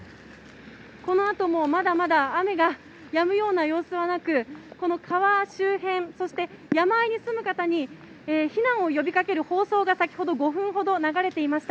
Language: Japanese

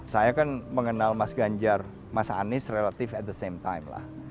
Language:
Indonesian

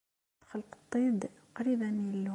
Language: Kabyle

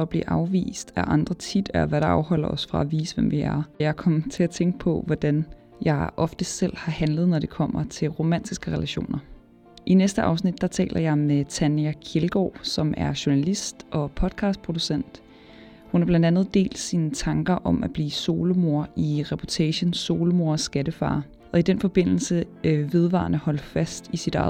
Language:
Danish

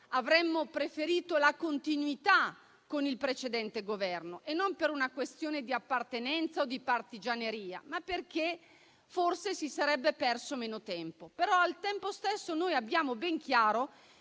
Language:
Italian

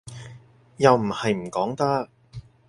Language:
Cantonese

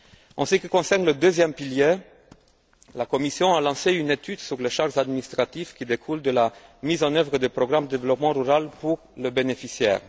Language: French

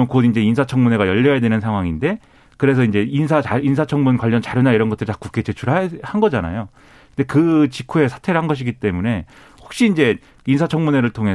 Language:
Korean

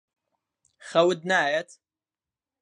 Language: Central Kurdish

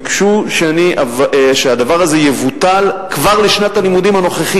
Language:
Hebrew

